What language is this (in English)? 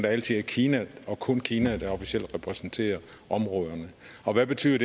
Danish